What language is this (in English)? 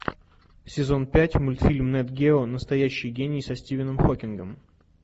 Russian